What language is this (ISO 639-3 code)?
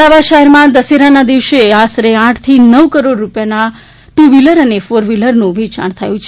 guj